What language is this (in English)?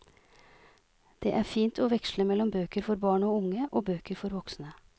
Norwegian